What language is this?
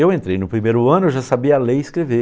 Portuguese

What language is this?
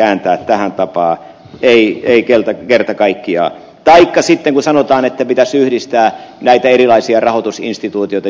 Finnish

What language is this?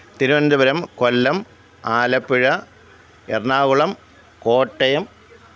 Malayalam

